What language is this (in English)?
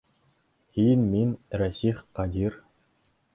Bashkir